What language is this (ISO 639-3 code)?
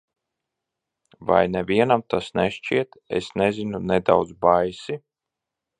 lav